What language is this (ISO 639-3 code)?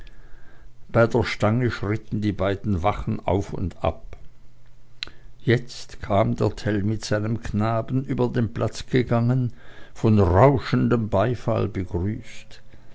deu